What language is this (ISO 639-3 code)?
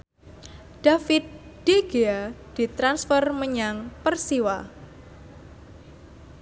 jav